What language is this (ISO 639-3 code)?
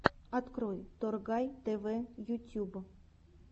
rus